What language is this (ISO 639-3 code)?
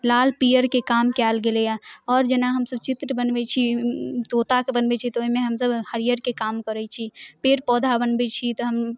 mai